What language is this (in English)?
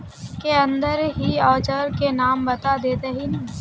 Magahi